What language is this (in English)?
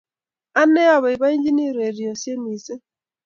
Kalenjin